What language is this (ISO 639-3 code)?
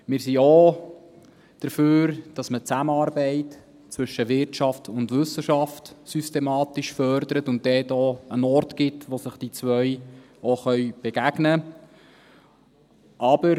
gsw